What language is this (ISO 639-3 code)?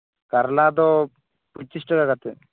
sat